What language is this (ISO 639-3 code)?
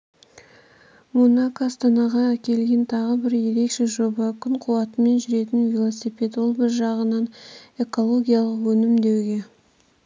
kaz